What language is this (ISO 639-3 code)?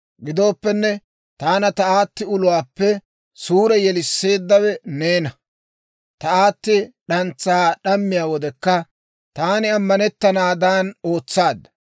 dwr